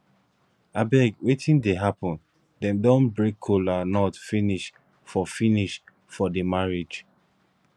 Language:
Nigerian Pidgin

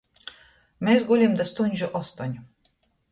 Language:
Latgalian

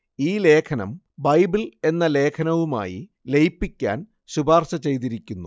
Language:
Malayalam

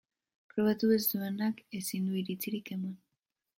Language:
Basque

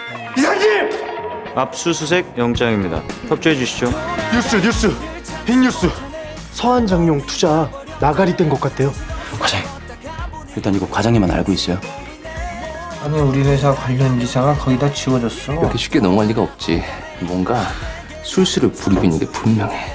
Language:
Korean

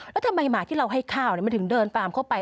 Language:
Thai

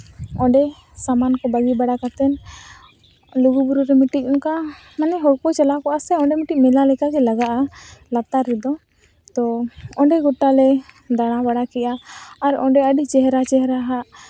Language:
Santali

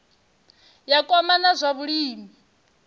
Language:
Venda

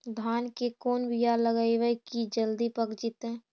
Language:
Magahi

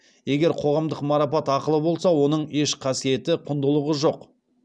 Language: Kazakh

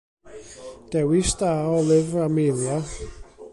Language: Welsh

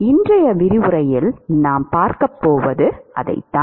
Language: Tamil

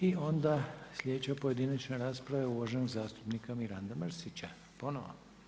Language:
Croatian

